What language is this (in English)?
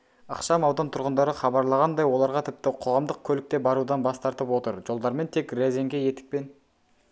Kazakh